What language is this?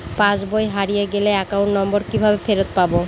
Bangla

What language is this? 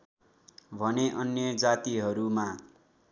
Nepali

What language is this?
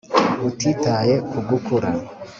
Kinyarwanda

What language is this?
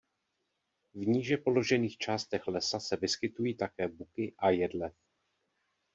Czech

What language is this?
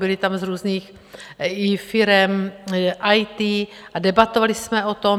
Czech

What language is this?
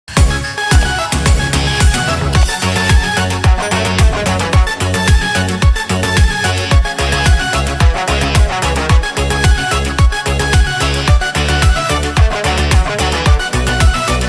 Indonesian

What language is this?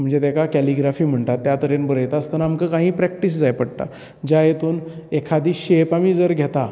Konkani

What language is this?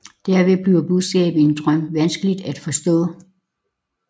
Danish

